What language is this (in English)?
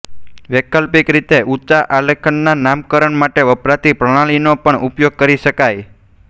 Gujarati